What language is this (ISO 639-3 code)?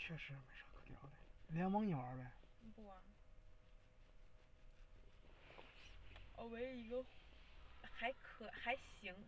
zho